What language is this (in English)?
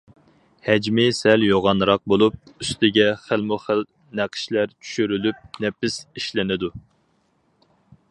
Uyghur